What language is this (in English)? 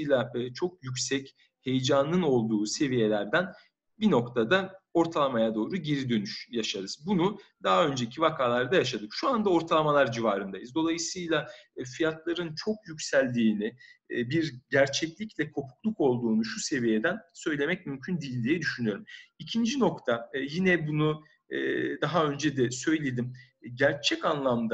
Turkish